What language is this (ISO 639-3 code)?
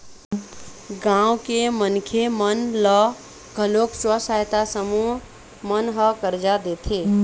hne